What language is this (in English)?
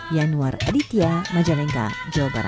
Indonesian